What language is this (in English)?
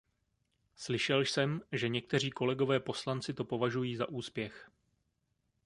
Czech